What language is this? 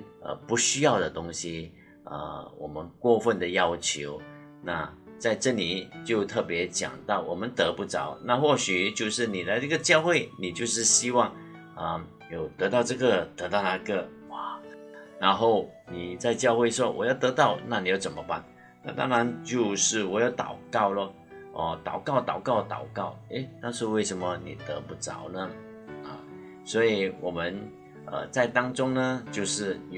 Chinese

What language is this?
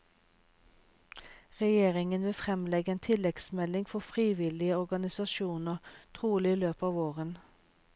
Norwegian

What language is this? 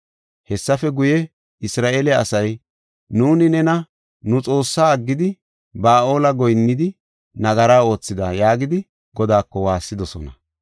Gofa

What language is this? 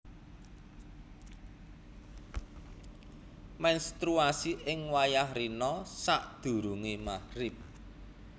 Javanese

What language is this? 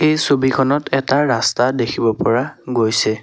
Assamese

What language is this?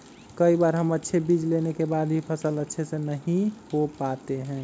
Magahi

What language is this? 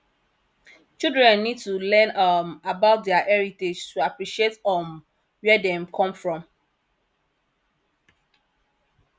Nigerian Pidgin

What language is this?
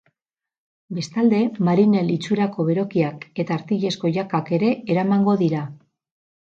Basque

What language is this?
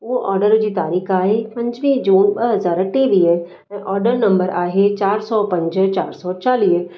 Sindhi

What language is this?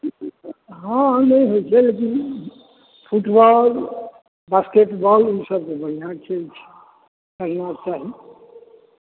Maithili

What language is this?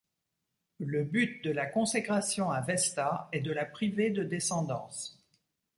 French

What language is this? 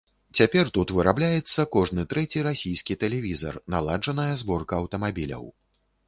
Belarusian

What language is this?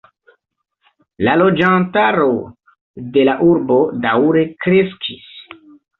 Esperanto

